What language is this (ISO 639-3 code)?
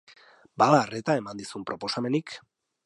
eus